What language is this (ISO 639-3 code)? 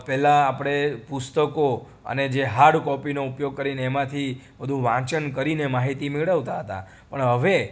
guj